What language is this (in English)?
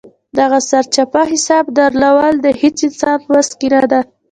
Pashto